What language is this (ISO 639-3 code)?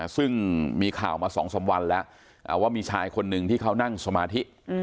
tha